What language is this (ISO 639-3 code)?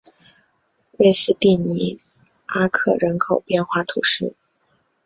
zho